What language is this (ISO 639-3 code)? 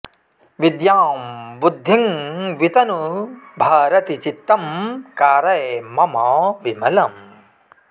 san